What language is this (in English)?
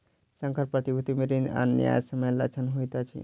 Maithili